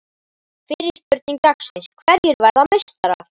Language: Icelandic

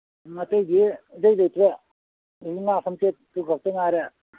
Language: Manipuri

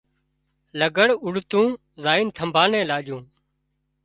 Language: Wadiyara Koli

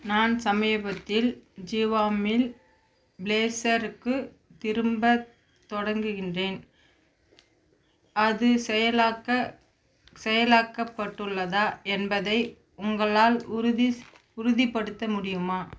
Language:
Tamil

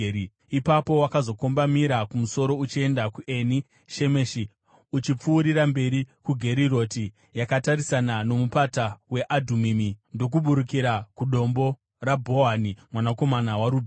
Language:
Shona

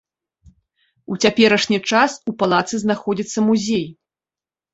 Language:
Belarusian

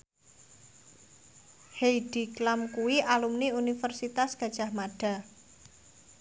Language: Javanese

